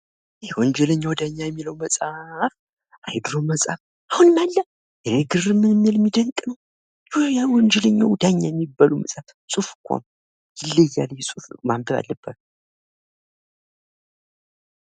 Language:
Amharic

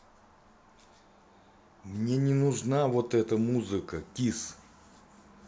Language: Russian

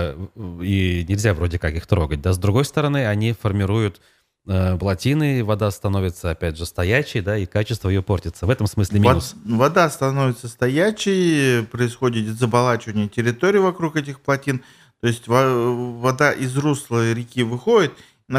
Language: Russian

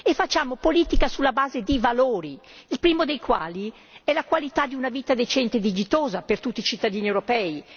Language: Italian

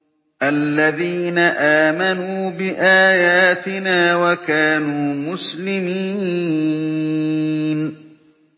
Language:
Arabic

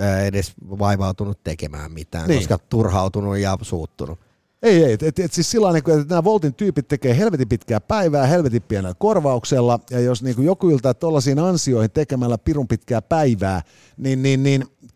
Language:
Finnish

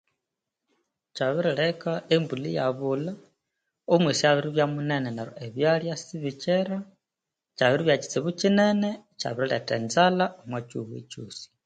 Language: Konzo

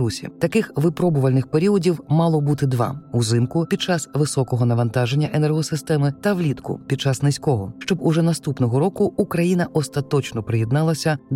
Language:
Ukrainian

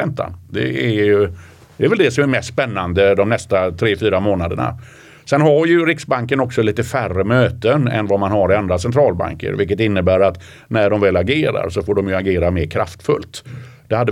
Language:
Swedish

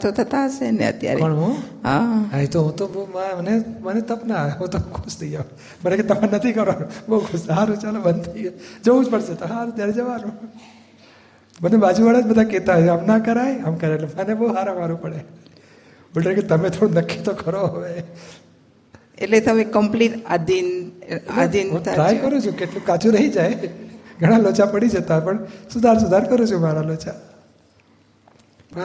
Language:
Gujarati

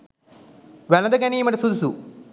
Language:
Sinhala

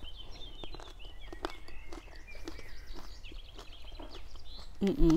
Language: Indonesian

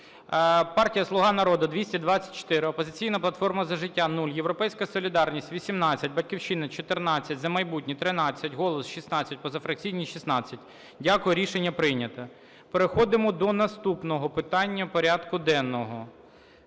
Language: Ukrainian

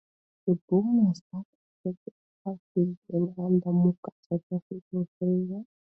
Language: English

